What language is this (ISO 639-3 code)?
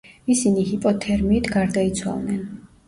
kat